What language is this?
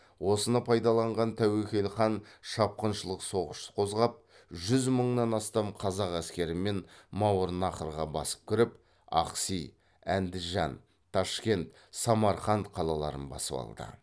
Kazakh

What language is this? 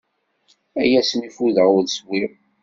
Kabyle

